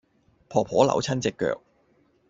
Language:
Cantonese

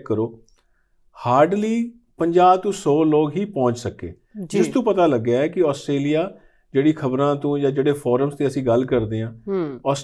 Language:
Hindi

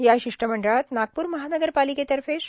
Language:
Marathi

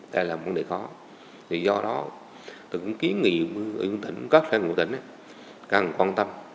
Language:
Vietnamese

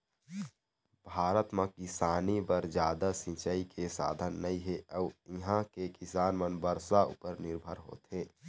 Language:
Chhattisgarhi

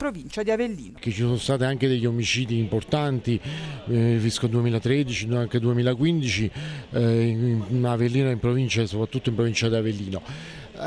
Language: Italian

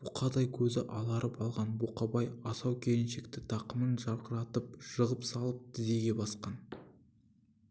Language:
Kazakh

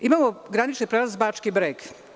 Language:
Serbian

